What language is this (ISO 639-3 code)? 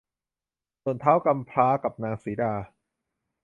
tha